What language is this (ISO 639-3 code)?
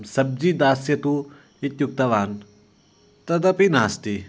san